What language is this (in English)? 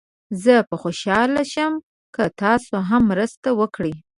Pashto